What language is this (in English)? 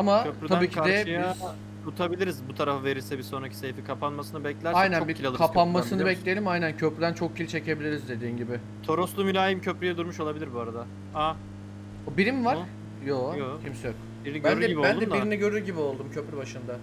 Turkish